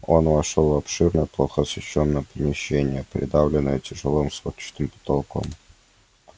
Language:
Russian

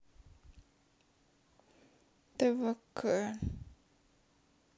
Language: Russian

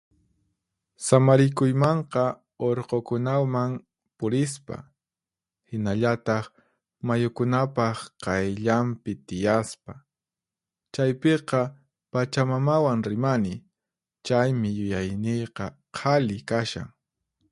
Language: Puno Quechua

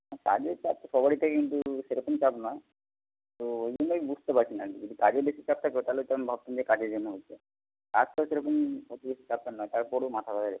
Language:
Bangla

